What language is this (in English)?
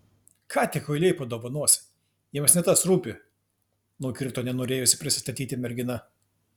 Lithuanian